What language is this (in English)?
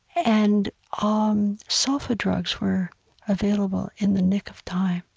English